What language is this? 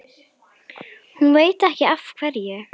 Icelandic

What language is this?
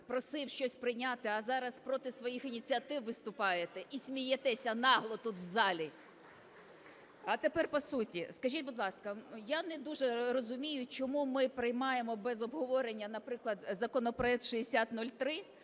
Ukrainian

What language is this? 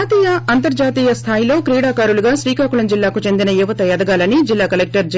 Telugu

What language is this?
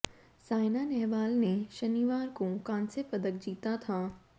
Hindi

